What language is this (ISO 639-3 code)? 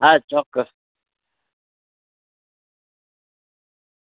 guj